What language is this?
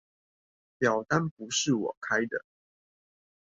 Chinese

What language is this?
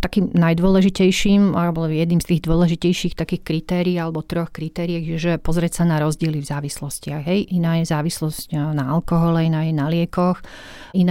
Slovak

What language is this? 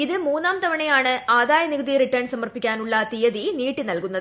Malayalam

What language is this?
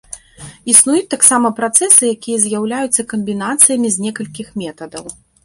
Belarusian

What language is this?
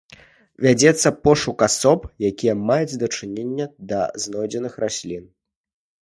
Belarusian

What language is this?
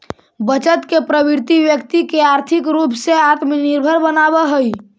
Magahi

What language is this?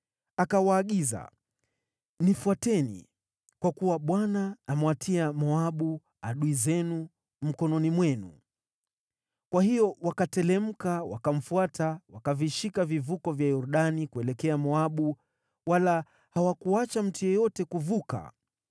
Swahili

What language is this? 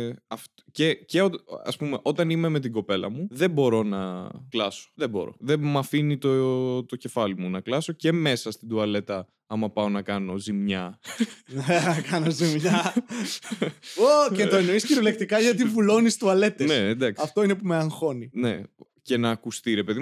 Greek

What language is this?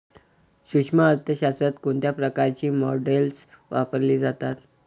Marathi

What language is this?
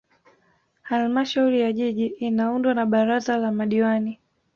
Swahili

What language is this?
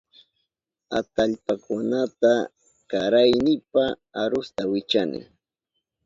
Southern Pastaza Quechua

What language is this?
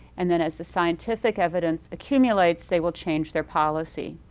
English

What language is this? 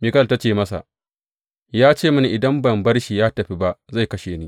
Hausa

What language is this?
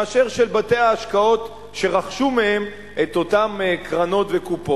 Hebrew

